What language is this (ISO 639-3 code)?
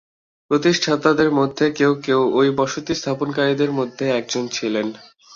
ben